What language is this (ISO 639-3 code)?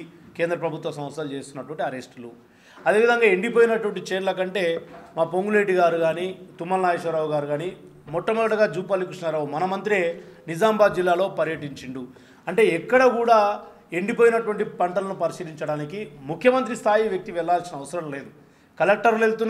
tel